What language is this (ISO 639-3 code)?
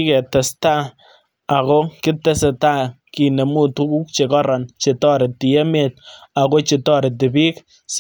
kln